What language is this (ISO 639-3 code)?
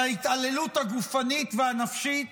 heb